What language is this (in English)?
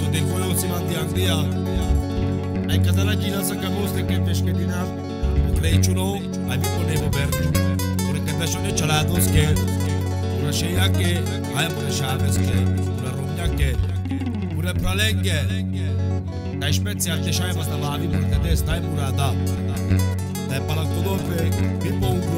Romanian